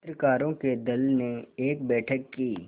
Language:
Hindi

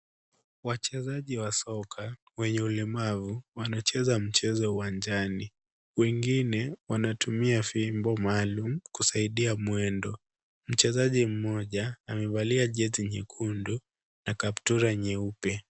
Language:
Swahili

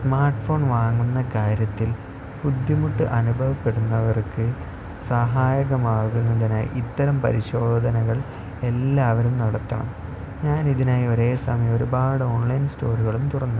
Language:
Malayalam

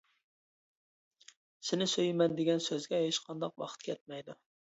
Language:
Uyghur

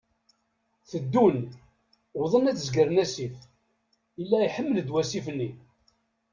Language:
Kabyle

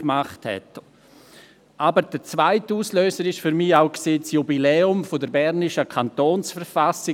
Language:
Swiss German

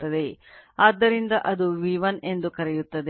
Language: Kannada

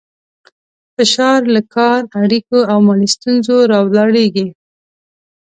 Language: Pashto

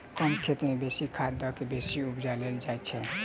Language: Maithili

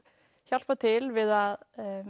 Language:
Icelandic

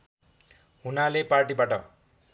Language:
Nepali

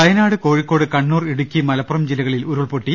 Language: Malayalam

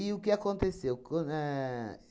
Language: Portuguese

